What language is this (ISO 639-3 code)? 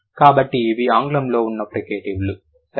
tel